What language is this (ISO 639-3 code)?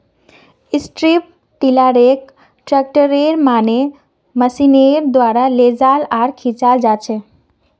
mag